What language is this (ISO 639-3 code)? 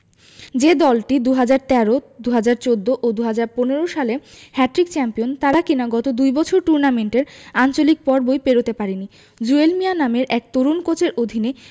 ben